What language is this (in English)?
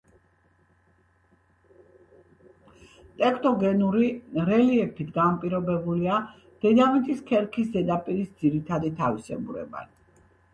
Georgian